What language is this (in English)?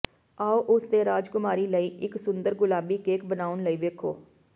Punjabi